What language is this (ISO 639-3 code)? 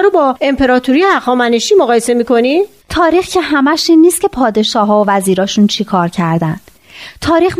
fas